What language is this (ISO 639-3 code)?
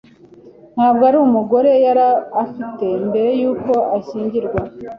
kin